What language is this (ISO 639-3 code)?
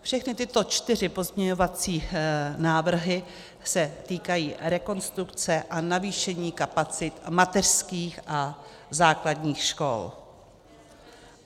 ces